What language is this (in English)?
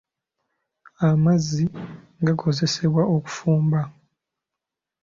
Ganda